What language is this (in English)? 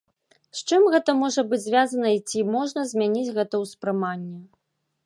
Belarusian